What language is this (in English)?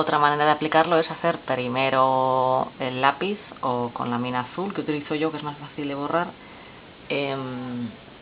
Spanish